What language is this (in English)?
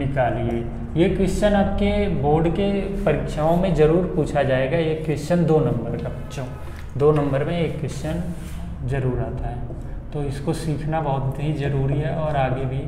Hindi